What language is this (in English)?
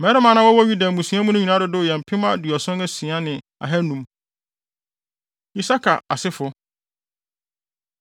Akan